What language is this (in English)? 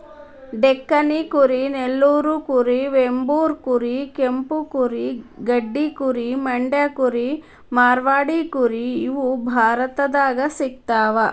Kannada